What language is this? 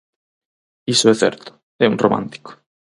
Galician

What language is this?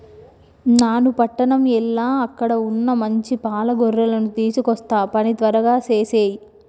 Telugu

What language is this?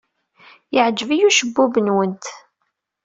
Kabyle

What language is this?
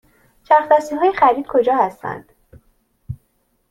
Persian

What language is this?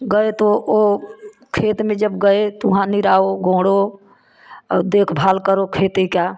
Hindi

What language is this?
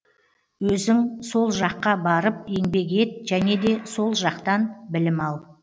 Kazakh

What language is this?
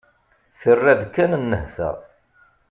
Kabyle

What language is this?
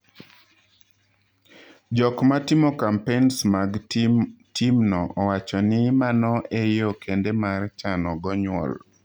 Luo (Kenya and Tanzania)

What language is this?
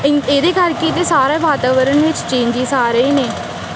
Punjabi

